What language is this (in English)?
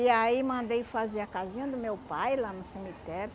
Portuguese